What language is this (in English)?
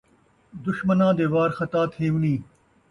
Saraiki